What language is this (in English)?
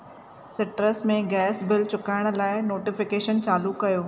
Sindhi